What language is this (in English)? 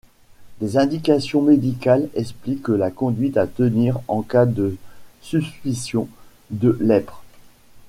French